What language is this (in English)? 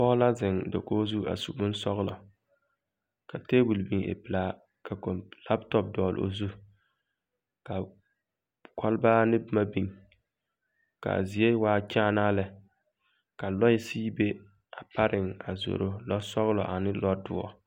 Southern Dagaare